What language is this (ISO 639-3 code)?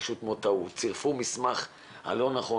heb